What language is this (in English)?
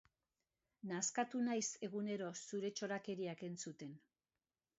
Basque